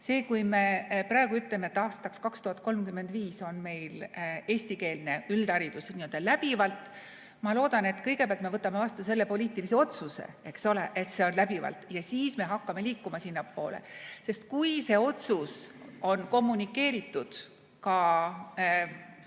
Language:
Estonian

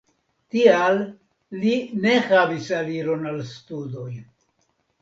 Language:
Esperanto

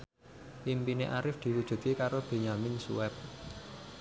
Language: Javanese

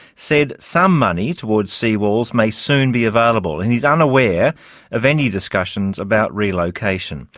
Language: English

